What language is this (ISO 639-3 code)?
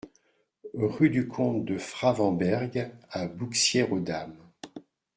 fra